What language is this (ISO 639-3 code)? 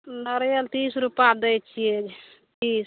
mai